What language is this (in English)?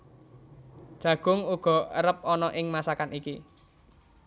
Javanese